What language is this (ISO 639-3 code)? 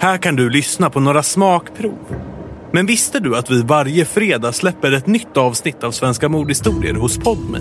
swe